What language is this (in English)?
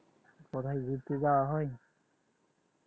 Bangla